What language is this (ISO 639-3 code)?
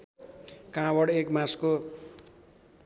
nep